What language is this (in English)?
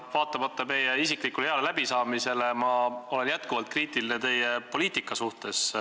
Estonian